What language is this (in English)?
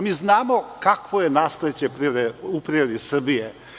Serbian